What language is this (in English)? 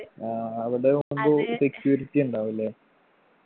Malayalam